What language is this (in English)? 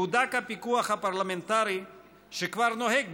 Hebrew